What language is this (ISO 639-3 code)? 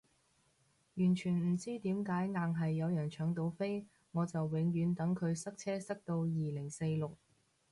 yue